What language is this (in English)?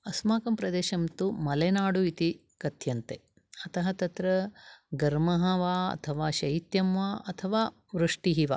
Sanskrit